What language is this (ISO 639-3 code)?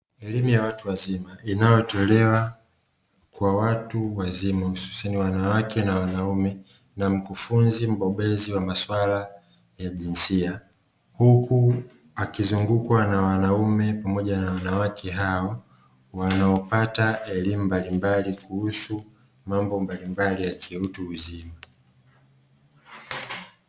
swa